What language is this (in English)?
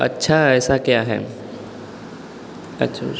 Hindi